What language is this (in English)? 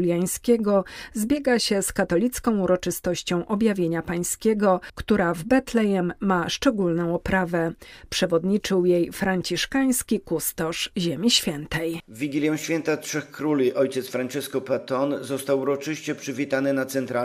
Polish